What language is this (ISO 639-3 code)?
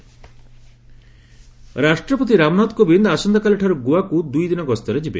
ori